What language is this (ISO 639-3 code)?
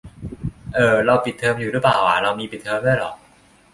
tha